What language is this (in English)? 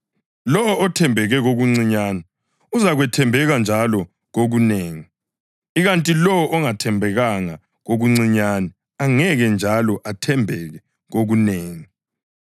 North Ndebele